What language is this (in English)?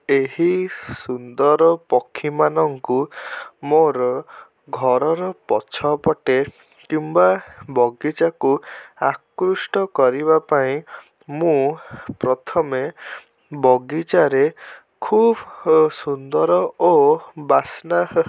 Odia